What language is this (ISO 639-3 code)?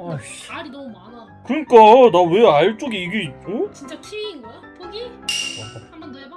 kor